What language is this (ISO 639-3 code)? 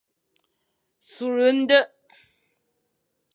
fan